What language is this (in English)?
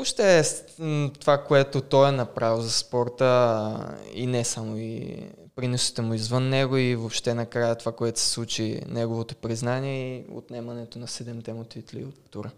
Bulgarian